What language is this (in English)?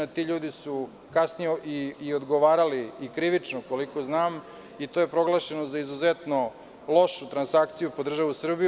Serbian